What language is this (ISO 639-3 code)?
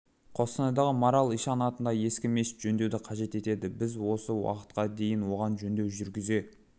kaz